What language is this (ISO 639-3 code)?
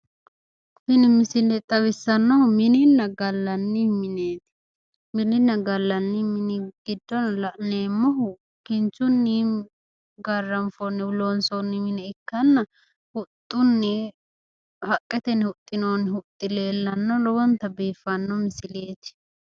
sid